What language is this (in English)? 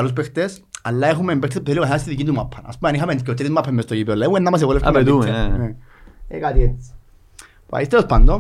Greek